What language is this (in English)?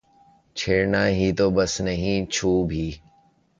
Urdu